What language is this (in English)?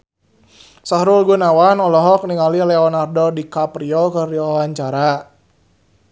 Sundanese